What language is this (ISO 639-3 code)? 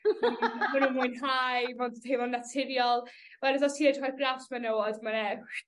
cym